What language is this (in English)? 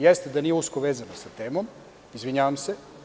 Serbian